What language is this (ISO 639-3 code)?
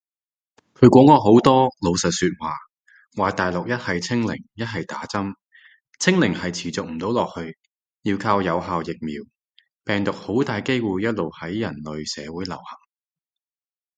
yue